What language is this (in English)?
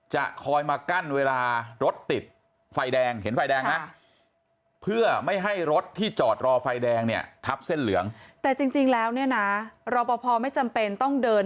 Thai